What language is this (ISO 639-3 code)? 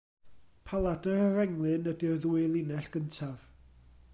cym